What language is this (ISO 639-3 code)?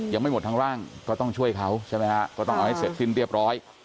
tha